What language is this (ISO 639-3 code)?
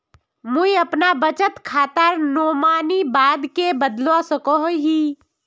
mag